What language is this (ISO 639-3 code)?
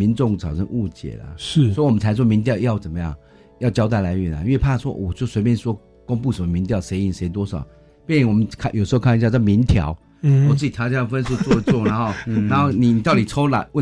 zho